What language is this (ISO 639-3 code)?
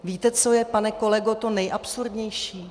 ces